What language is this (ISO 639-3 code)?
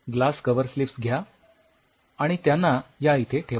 mar